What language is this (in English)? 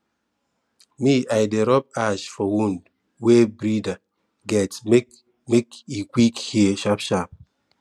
Nigerian Pidgin